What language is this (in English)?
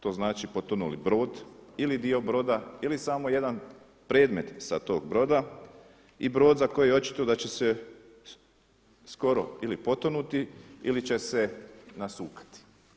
Croatian